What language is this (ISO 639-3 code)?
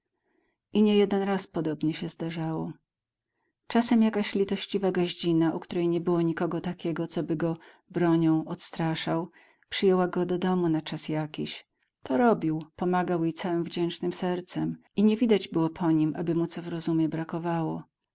pol